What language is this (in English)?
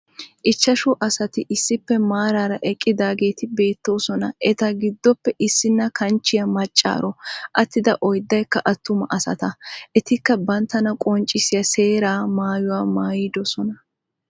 Wolaytta